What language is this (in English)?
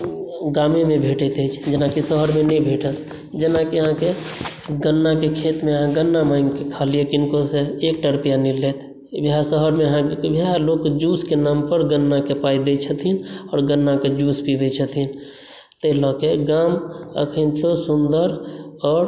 Maithili